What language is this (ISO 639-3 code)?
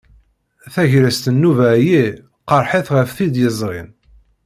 kab